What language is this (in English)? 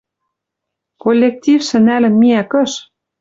Western Mari